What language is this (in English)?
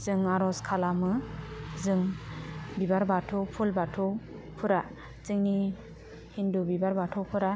Bodo